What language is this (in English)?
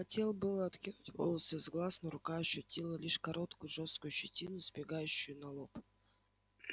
Russian